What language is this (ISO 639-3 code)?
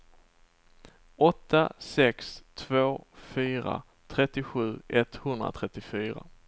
swe